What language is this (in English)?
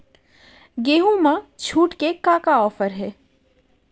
Chhattisgarhi